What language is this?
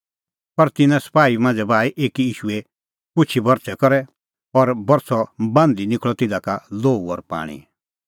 Kullu Pahari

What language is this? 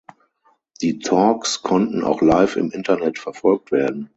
German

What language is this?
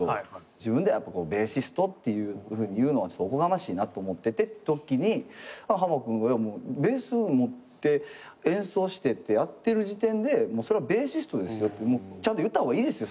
Japanese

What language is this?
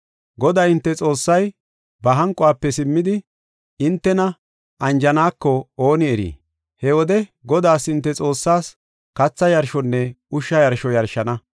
Gofa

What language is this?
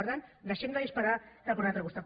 Catalan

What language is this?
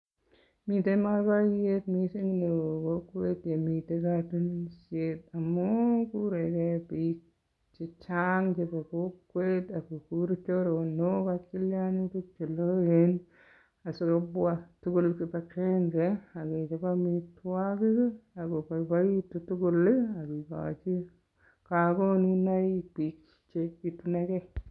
Kalenjin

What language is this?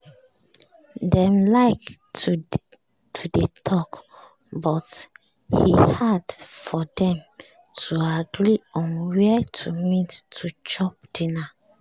Nigerian Pidgin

